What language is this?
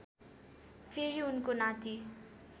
Nepali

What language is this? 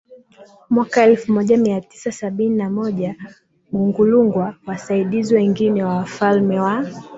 Swahili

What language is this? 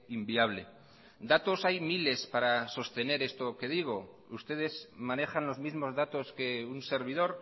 Spanish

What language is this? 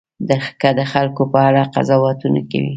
Pashto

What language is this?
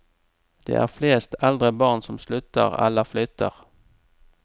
Norwegian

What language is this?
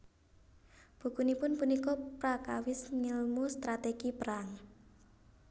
Javanese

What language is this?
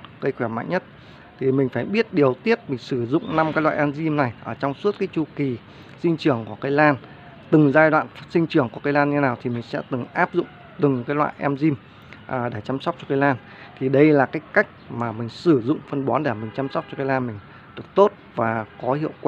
Vietnamese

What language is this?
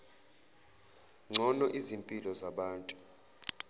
Zulu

